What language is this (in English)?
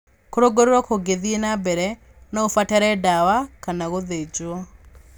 Kikuyu